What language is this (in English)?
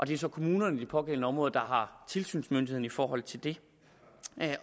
Danish